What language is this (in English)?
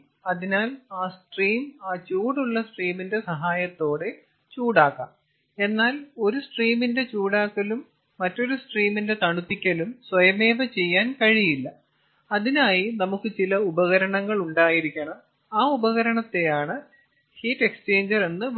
Malayalam